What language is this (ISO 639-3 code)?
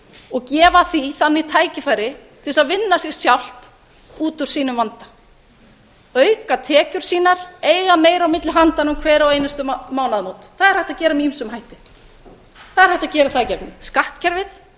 isl